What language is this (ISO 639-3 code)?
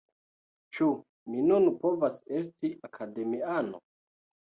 epo